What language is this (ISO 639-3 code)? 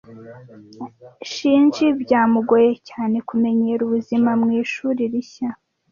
kin